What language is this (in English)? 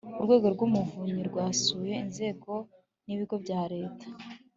Kinyarwanda